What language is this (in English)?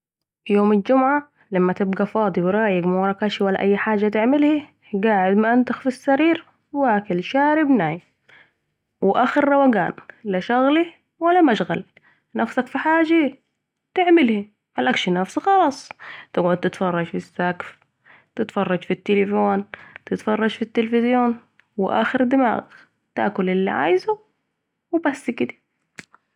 Saidi Arabic